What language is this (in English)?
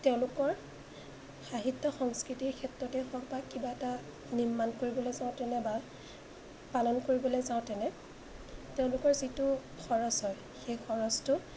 Assamese